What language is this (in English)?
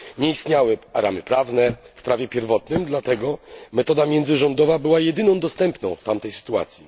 Polish